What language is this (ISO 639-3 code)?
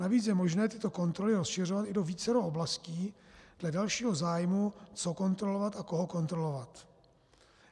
ces